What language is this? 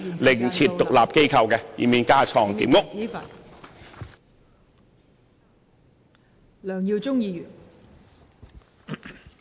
Cantonese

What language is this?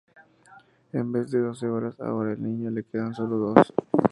Spanish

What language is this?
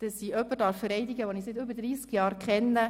Swiss German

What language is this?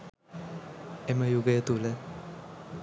Sinhala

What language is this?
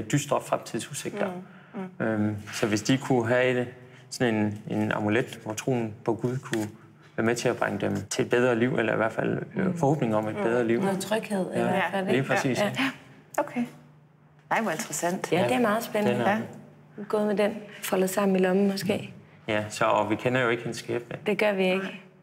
Danish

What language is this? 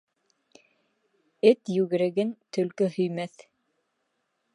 Bashkir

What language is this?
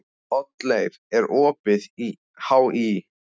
Icelandic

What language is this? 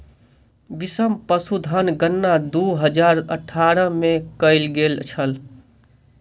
Maithili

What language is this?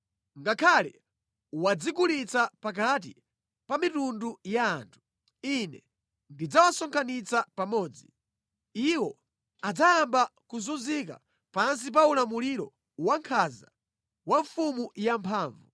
Nyanja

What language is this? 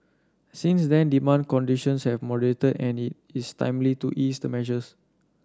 English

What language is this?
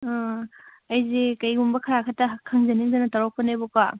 Manipuri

